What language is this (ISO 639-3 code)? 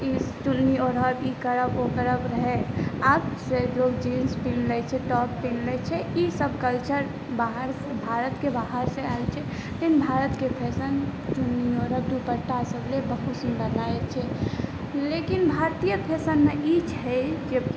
mai